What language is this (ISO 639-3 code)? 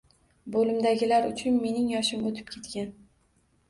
uzb